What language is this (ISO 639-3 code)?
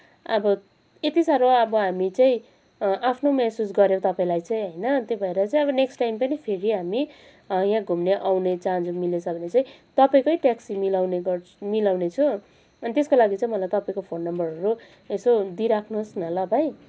nep